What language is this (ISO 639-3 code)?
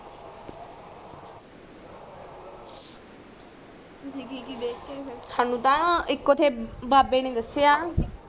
pan